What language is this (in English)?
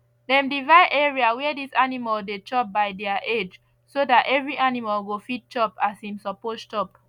Nigerian Pidgin